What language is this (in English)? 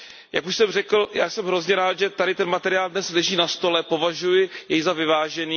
Czech